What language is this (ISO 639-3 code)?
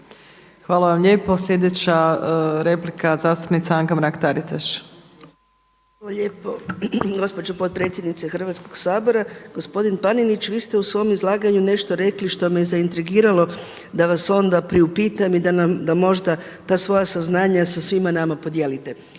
hrv